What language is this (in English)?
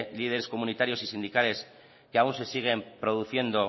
Spanish